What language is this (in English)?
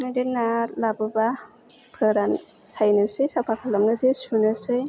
Bodo